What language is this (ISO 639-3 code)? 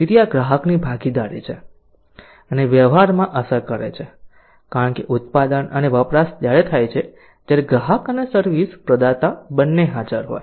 guj